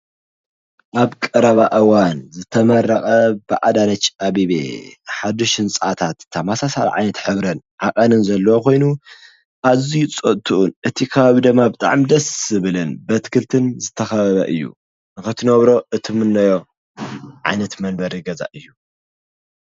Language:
Tigrinya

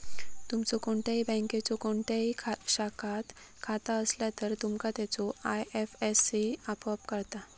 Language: Marathi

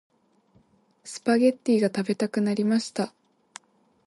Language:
Japanese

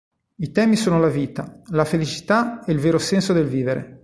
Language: Italian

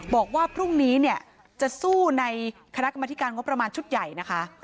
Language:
Thai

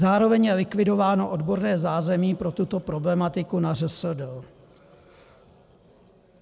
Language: Czech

